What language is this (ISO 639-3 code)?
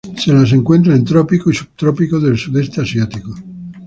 spa